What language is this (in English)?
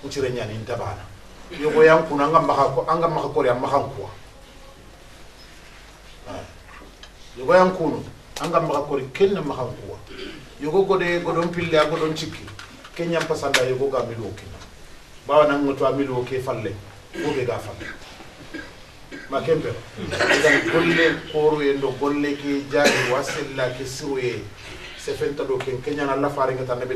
Arabic